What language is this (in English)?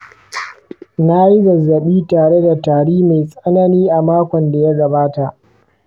Hausa